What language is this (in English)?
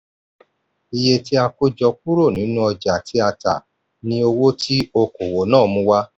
Yoruba